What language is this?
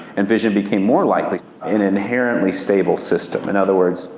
English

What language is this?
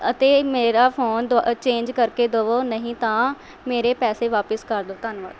Punjabi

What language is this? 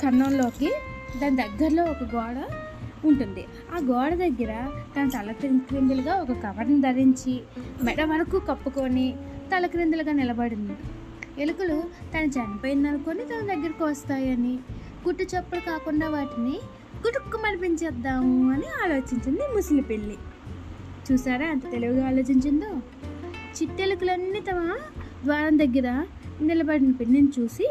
Telugu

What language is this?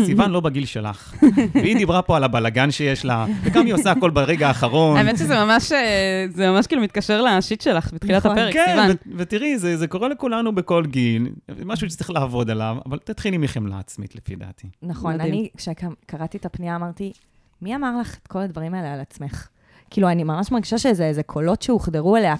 Hebrew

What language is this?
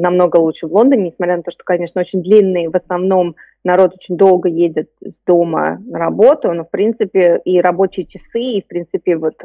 Russian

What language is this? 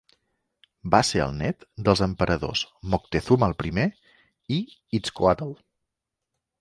Catalan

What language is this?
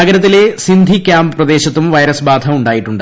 Malayalam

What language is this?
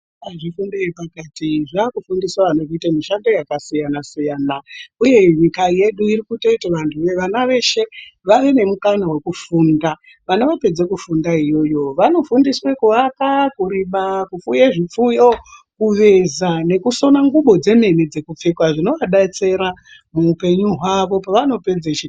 Ndau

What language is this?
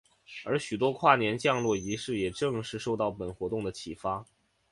Chinese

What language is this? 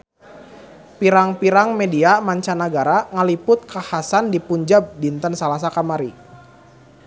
Sundanese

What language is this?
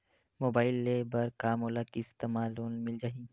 Chhattisgarhi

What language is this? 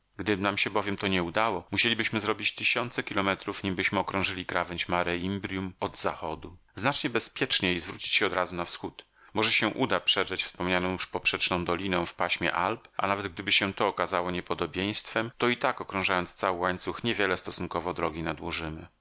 Polish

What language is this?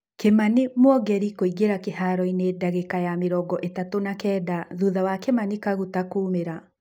Kikuyu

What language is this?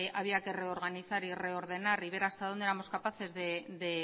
Spanish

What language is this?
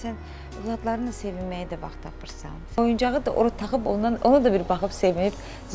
Turkish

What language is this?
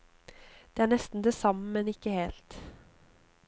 Norwegian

